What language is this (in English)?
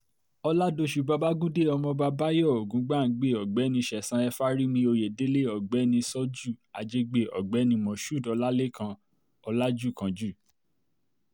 Yoruba